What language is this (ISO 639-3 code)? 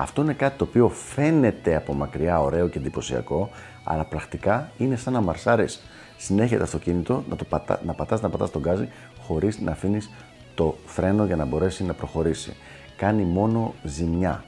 ell